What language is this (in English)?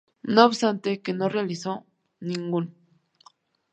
Spanish